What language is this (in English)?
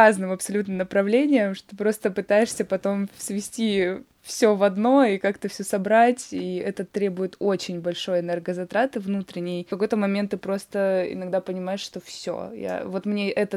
Russian